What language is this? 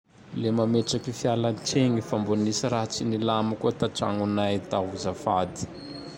Tandroy-Mahafaly Malagasy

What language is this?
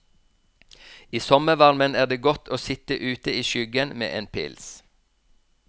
Norwegian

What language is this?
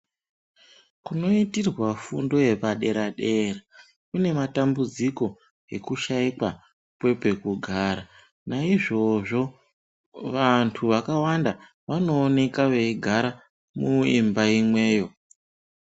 Ndau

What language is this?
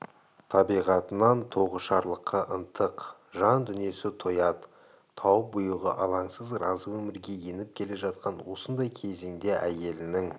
Kazakh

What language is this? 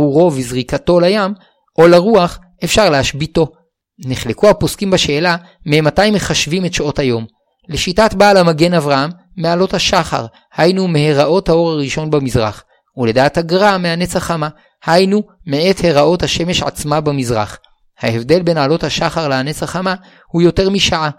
Hebrew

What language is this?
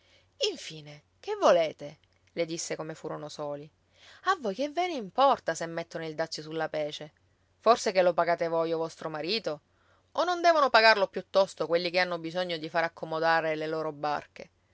Italian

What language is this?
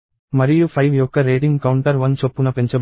Telugu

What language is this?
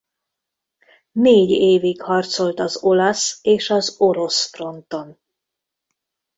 Hungarian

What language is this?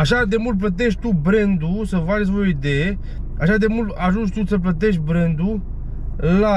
Romanian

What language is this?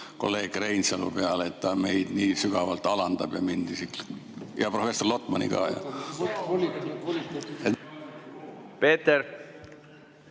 Estonian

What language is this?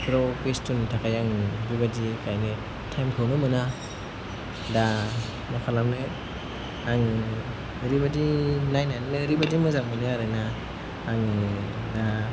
Bodo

